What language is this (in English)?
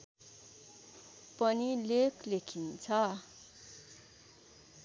Nepali